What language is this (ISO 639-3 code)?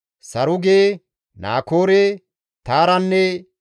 gmv